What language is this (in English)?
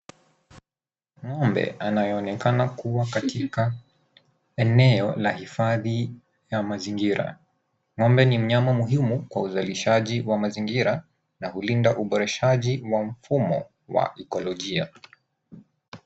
Swahili